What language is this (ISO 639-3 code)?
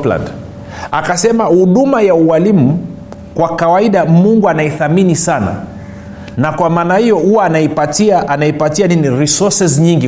swa